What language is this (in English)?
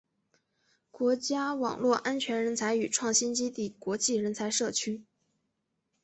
Chinese